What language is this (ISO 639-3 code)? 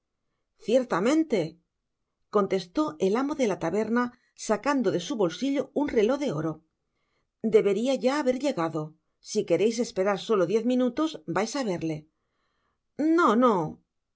spa